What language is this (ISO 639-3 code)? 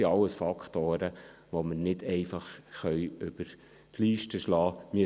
gsw